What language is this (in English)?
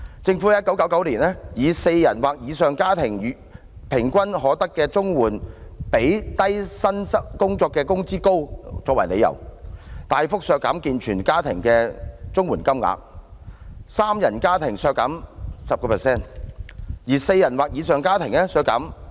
Cantonese